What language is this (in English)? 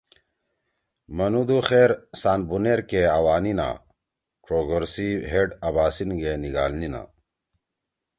Torwali